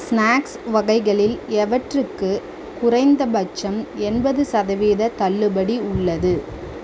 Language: Tamil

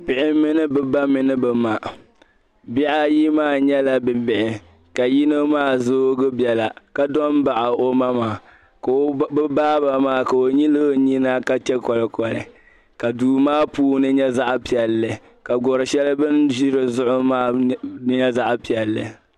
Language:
Dagbani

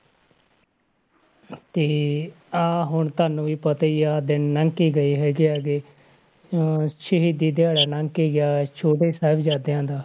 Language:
Punjabi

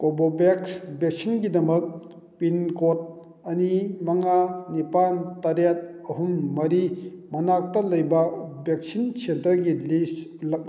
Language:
Manipuri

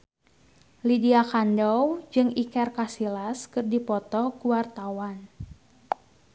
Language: Sundanese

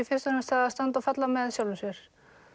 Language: Icelandic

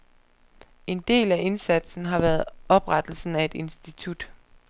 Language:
Danish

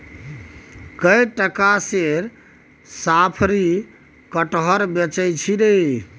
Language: Maithili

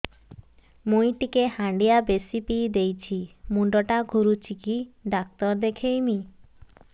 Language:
Odia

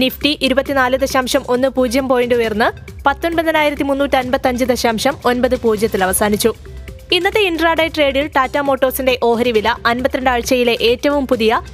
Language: Malayalam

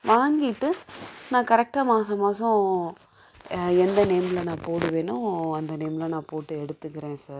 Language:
Tamil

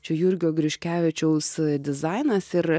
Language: Lithuanian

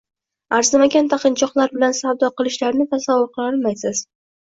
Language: Uzbek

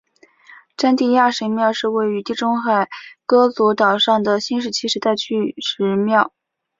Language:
Chinese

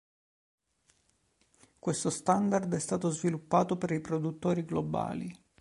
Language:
Italian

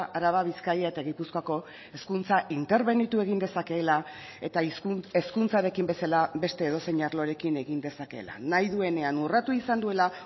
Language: Basque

